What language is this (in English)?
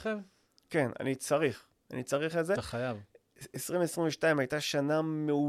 Hebrew